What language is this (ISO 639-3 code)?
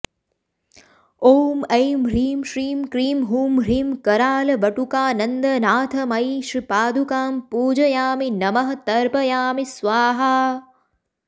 san